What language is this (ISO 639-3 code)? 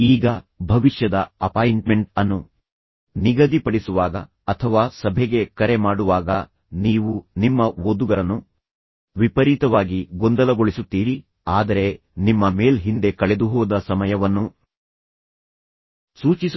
kan